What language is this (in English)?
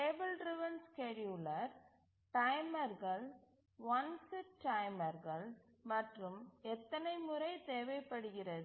Tamil